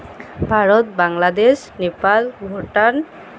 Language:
Santali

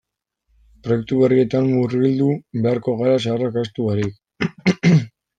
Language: Basque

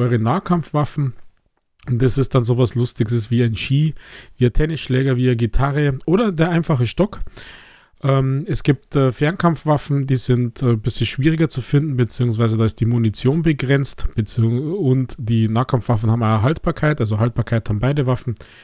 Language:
German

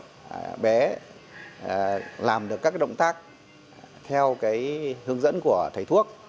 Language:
Vietnamese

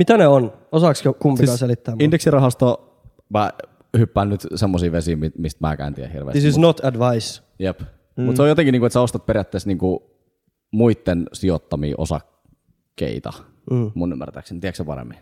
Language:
Finnish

